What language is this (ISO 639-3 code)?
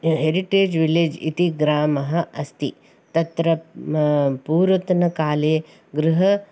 san